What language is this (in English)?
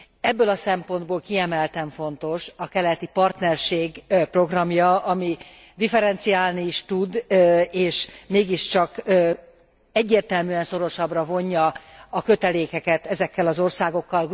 Hungarian